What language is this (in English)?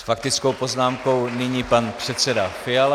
Czech